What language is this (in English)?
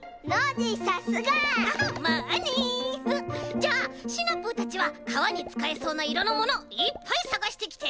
Japanese